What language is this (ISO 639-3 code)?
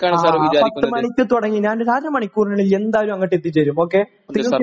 mal